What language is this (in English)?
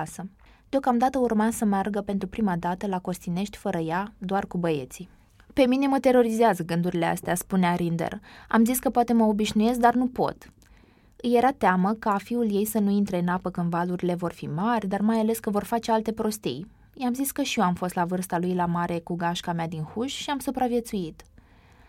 Romanian